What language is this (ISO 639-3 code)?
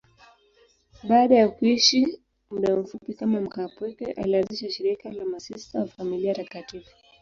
swa